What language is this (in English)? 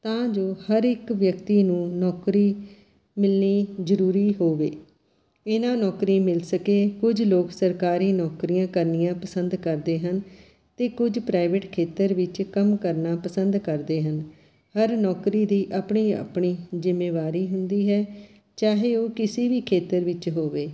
Punjabi